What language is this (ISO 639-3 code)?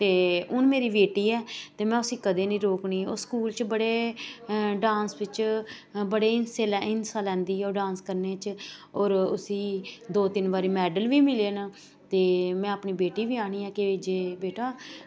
doi